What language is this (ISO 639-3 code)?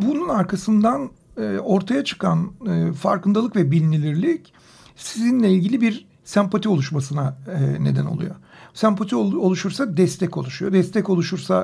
tur